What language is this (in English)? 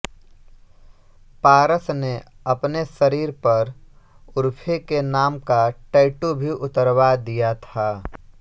Hindi